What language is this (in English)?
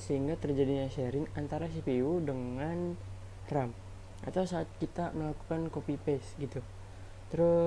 Indonesian